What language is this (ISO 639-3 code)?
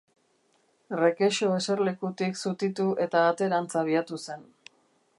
eus